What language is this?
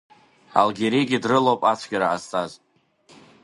Abkhazian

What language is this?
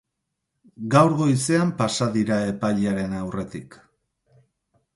Basque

